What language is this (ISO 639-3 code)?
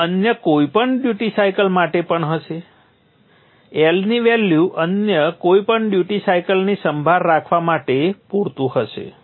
guj